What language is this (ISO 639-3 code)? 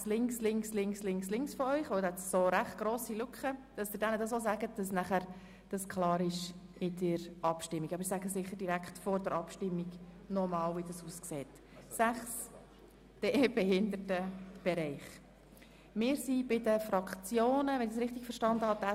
gsw